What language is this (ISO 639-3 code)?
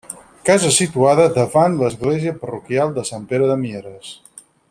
cat